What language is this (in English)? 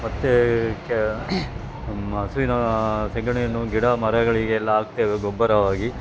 Kannada